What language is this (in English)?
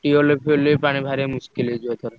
Odia